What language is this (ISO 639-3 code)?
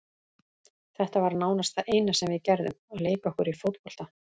isl